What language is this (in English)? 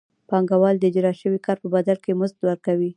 Pashto